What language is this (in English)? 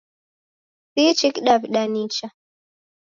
Taita